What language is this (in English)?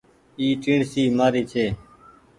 Goaria